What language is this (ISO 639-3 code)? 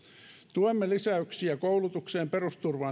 fin